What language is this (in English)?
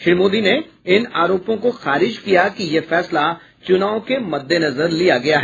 Hindi